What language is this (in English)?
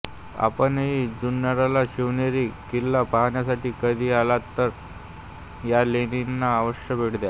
Marathi